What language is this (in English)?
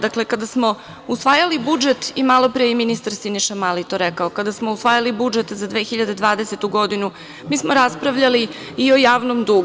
Serbian